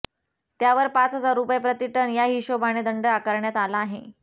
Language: Marathi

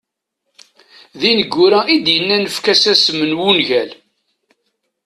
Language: Kabyle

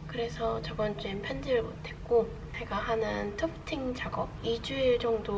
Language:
Korean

